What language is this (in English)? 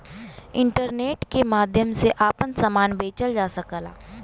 Bhojpuri